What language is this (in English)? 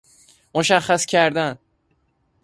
Persian